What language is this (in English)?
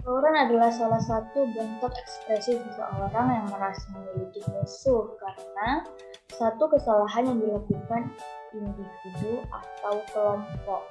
Indonesian